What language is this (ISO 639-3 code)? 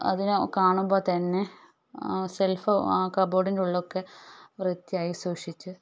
mal